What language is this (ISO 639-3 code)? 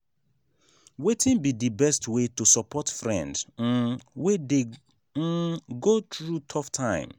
pcm